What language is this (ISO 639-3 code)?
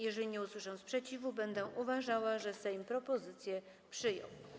pol